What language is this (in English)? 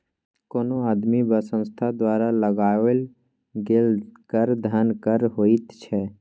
Maithili